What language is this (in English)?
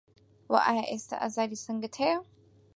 Central Kurdish